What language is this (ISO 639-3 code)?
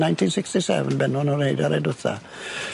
cym